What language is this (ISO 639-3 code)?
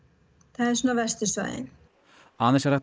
isl